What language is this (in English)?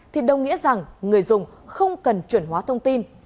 Vietnamese